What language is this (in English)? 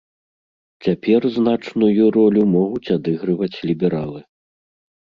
Belarusian